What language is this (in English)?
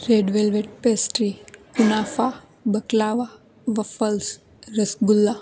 Gujarati